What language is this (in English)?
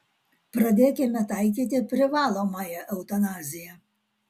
Lithuanian